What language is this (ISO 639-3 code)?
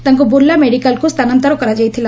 ori